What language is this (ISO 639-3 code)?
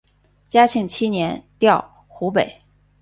zho